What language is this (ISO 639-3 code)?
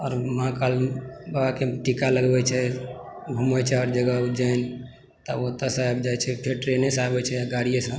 mai